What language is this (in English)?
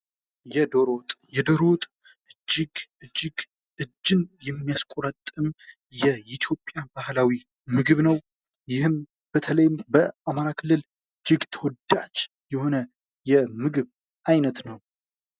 Amharic